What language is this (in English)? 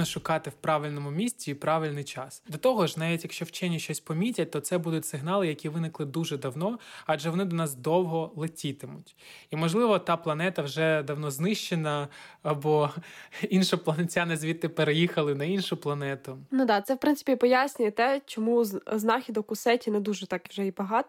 Ukrainian